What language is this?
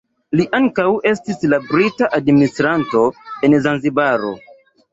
Esperanto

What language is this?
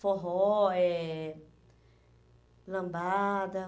Portuguese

